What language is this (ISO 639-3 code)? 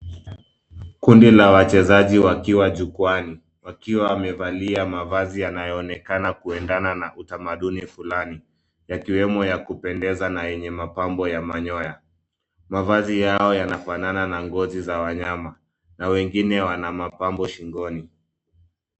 swa